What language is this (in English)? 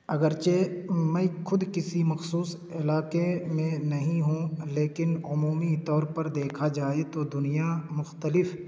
Urdu